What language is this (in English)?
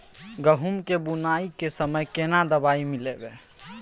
Maithili